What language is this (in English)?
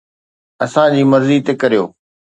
Sindhi